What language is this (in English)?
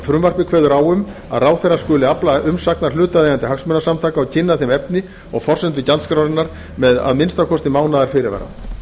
Icelandic